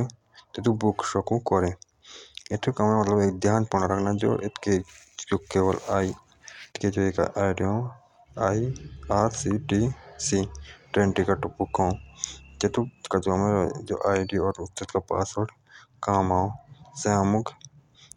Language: Jaunsari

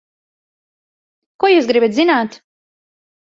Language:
Latvian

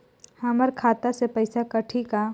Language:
Chhattisgarhi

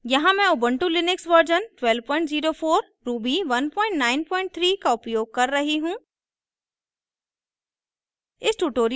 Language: Hindi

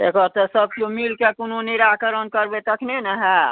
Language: Maithili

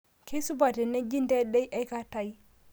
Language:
Masai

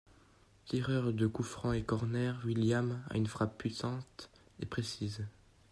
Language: French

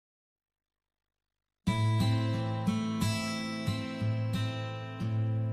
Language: Indonesian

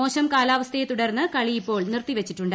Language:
Malayalam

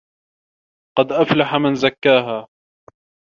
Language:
Arabic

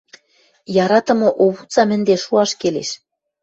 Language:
Western Mari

